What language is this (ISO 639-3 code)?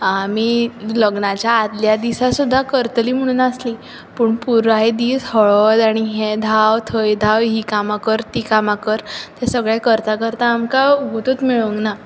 kok